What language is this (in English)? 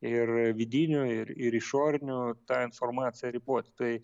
Lithuanian